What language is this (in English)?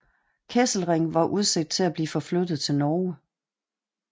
Danish